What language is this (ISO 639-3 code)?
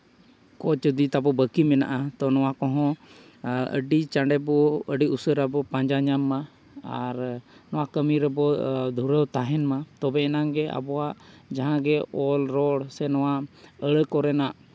sat